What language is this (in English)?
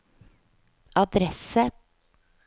Norwegian